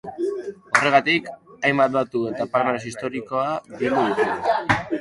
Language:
Basque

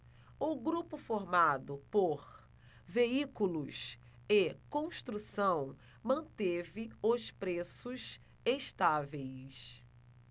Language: Portuguese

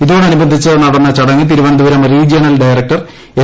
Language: Malayalam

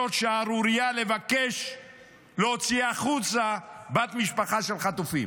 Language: Hebrew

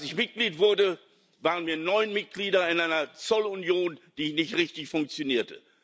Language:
German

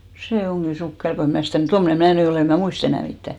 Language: Finnish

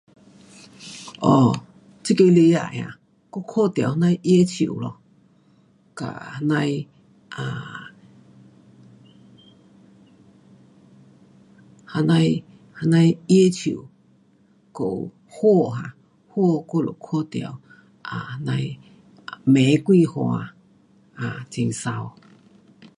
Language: Pu-Xian Chinese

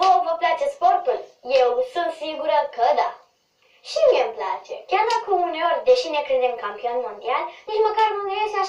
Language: Romanian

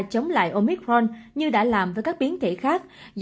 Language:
Vietnamese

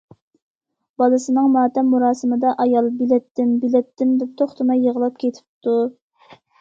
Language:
Uyghur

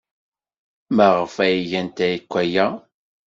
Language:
Kabyle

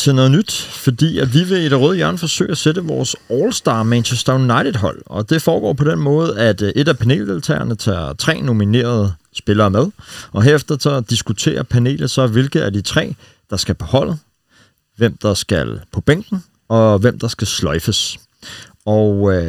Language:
Danish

